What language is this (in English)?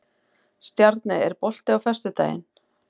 Icelandic